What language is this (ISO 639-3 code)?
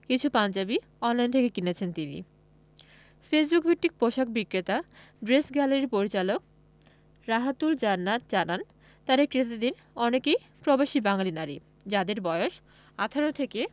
ben